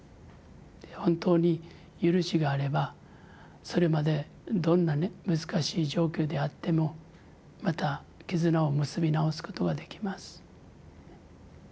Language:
Japanese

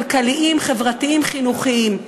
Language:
Hebrew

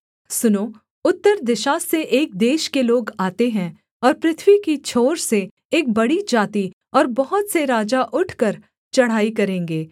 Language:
Hindi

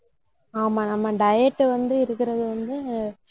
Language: Tamil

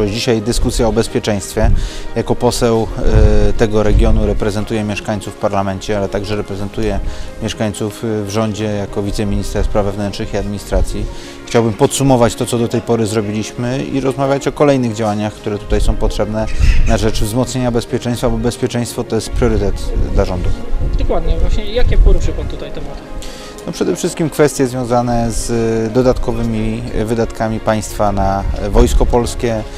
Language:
Polish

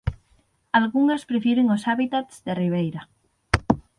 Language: Galician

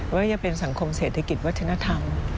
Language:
Thai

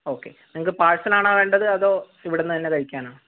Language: Malayalam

